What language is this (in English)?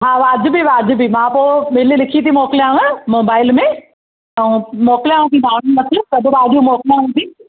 Sindhi